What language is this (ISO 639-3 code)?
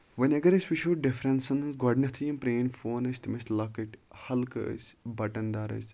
kas